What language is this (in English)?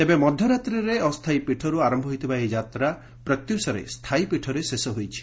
Odia